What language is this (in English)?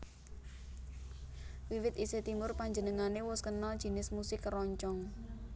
Javanese